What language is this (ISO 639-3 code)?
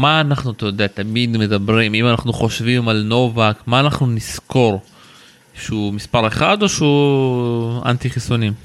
heb